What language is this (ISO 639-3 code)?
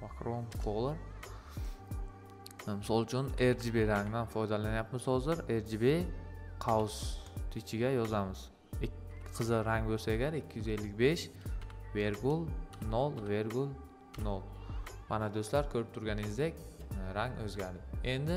tur